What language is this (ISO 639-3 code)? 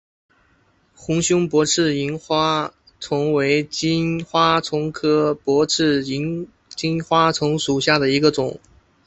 zho